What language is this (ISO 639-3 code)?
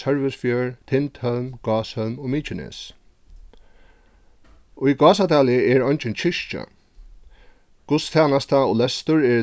fao